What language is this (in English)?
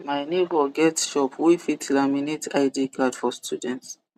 Nigerian Pidgin